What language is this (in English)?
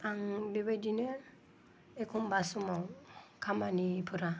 Bodo